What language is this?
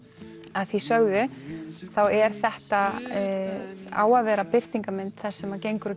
Icelandic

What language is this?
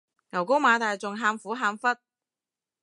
Cantonese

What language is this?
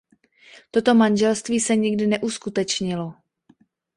Czech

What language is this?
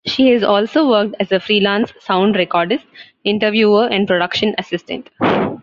English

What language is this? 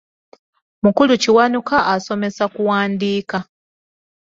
Ganda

